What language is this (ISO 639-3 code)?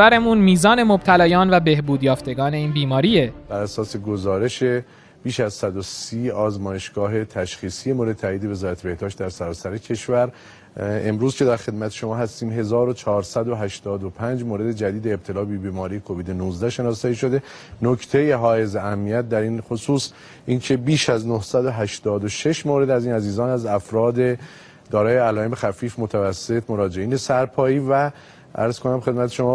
fas